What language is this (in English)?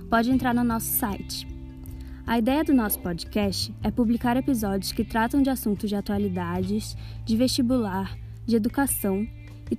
Portuguese